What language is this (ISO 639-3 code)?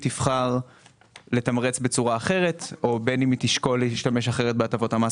heb